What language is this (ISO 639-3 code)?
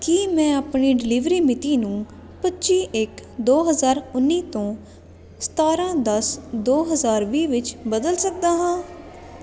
pan